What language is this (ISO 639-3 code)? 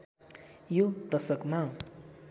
nep